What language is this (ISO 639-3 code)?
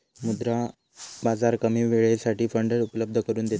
mar